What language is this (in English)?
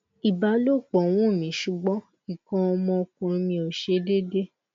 Yoruba